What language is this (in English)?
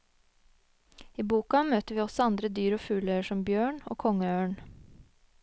Norwegian